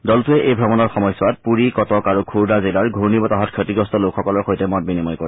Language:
Assamese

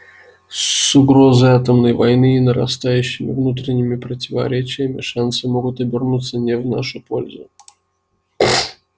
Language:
Russian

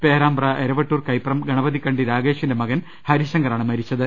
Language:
Malayalam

